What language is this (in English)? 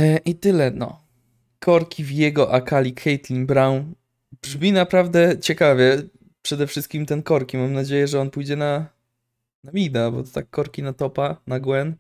Polish